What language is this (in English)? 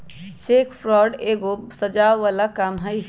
Magahi